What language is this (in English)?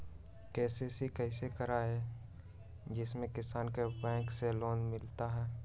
Magahi